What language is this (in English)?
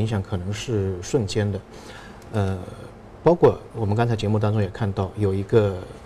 Chinese